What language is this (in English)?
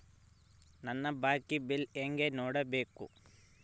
Kannada